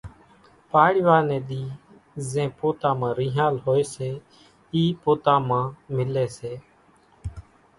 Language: Kachi Koli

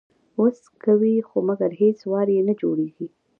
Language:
Pashto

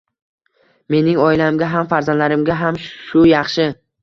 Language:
Uzbek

